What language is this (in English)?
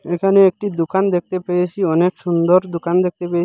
Bangla